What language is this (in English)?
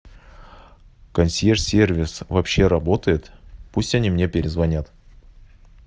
Russian